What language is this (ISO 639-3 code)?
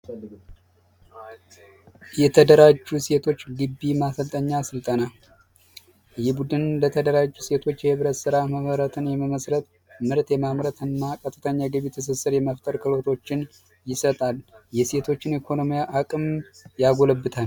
amh